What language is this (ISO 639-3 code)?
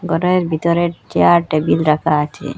ben